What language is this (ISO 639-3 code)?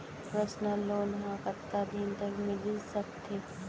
hne